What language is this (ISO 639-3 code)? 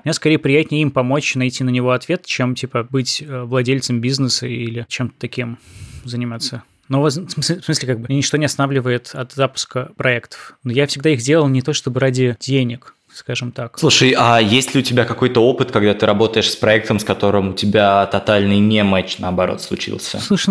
rus